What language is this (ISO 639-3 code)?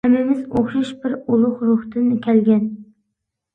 uig